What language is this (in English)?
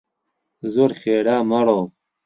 Central Kurdish